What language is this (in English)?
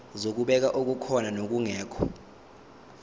Zulu